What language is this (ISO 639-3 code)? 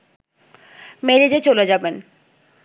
ben